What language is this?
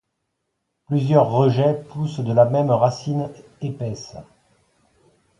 French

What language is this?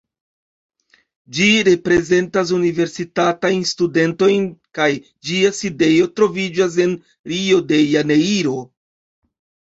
Esperanto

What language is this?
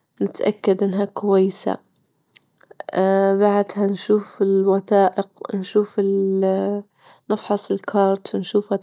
Libyan Arabic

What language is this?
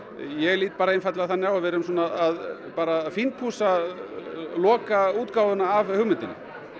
Icelandic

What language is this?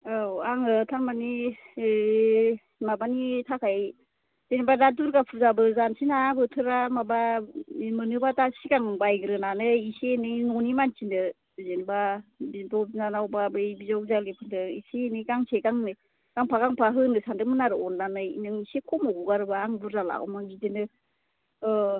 Bodo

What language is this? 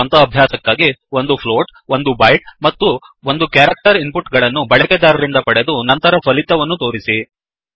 Kannada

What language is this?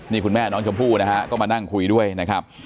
Thai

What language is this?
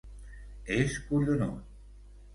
Catalan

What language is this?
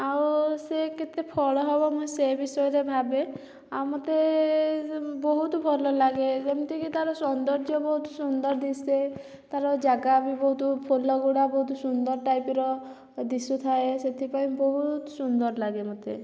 Odia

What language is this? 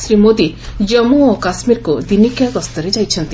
Odia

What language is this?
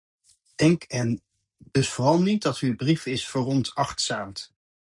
Dutch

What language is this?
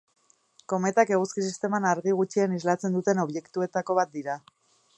Basque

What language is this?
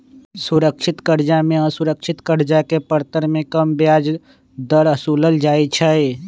Magahi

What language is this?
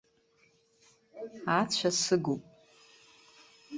Abkhazian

